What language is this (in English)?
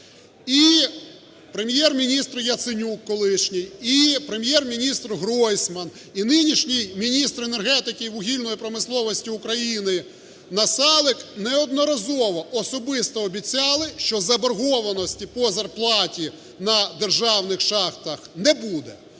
Ukrainian